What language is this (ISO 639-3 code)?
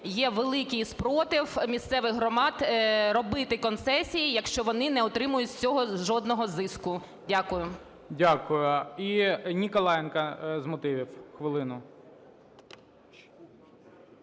ukr